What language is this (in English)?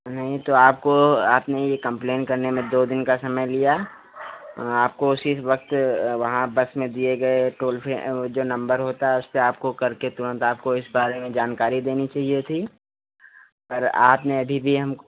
Hindi